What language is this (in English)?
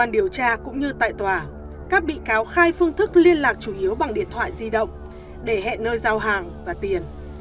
Vietnamese